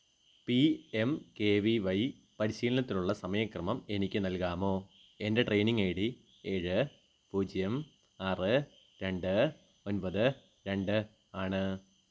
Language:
Malayalam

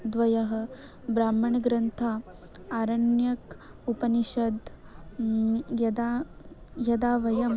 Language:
Sanskrit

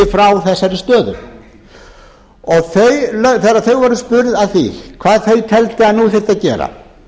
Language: Icelandic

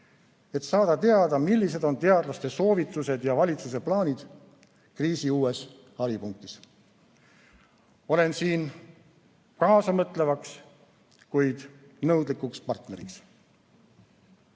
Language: Estonian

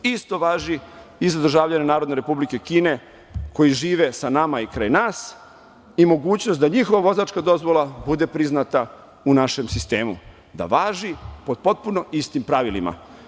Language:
Serbian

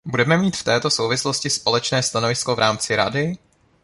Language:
Czech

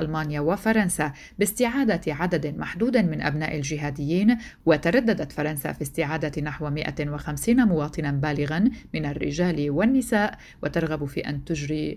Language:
Arabic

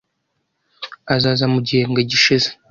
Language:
Kinyarwanda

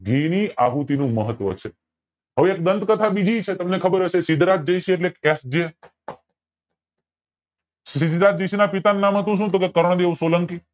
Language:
Gujarati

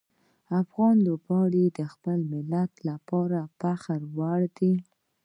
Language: Pashto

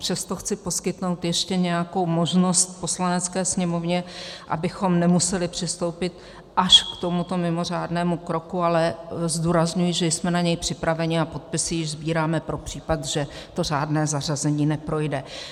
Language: Czech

